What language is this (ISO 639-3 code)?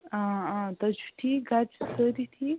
kas